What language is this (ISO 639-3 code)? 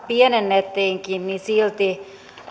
fin